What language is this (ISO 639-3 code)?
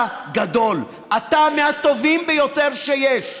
heb